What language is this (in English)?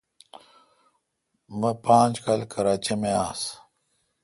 Kalkoti